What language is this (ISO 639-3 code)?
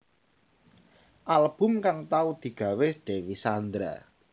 jav